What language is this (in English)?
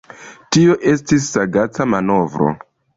Esperanto